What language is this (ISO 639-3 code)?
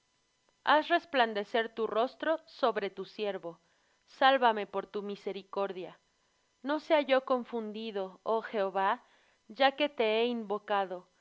spa